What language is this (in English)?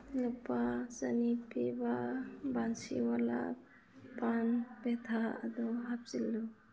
Manipuri